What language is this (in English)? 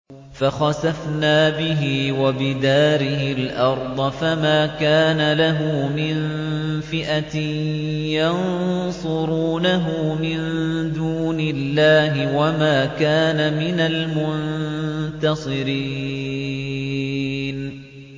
Arabic